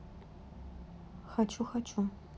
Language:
Russian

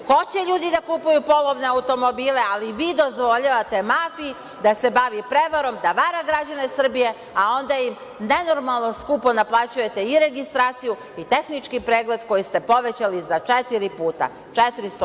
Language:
Serbian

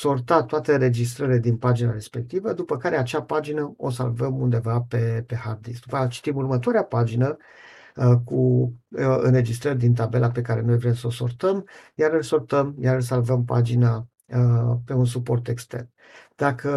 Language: Romanian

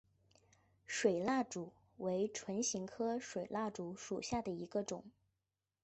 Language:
Chinese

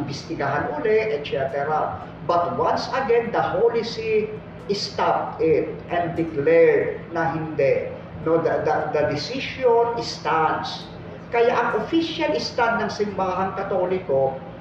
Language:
Filipino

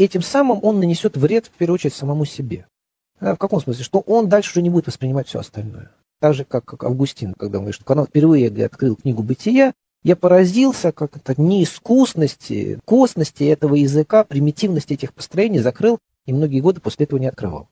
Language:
Russian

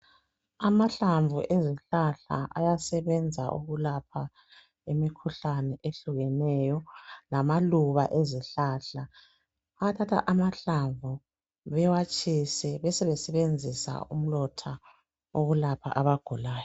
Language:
North Ndebele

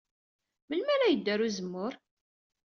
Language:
Kabyle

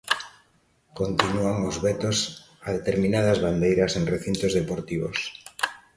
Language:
Galician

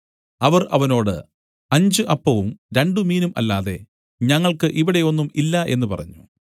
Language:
Malayalam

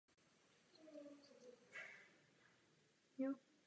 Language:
Czech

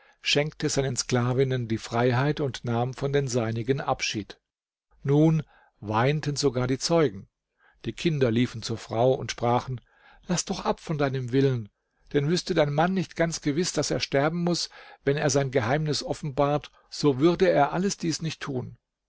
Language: German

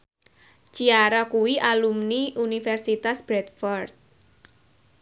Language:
Javanese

